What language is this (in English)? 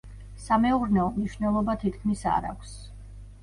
Georgian